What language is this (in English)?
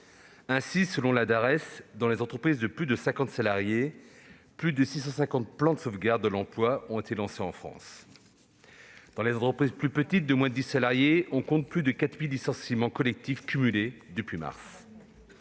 French